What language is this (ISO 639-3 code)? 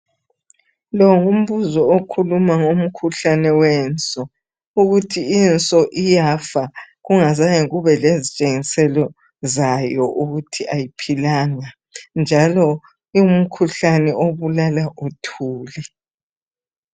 nde